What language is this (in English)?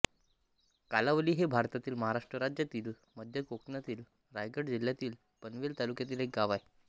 Marathi